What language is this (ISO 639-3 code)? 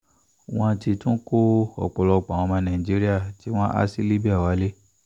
yor